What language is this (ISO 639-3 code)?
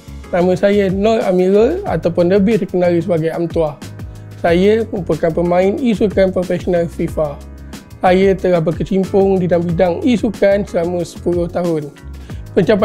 msa